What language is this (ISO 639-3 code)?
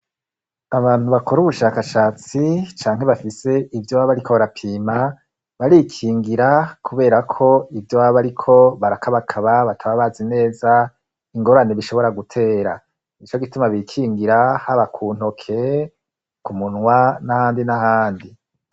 run